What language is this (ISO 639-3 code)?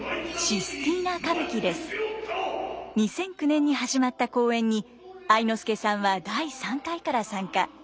jpn